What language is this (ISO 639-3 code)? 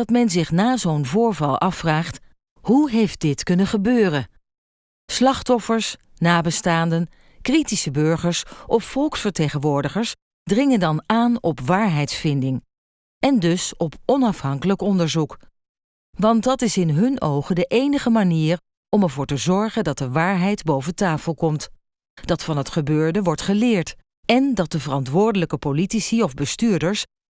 nld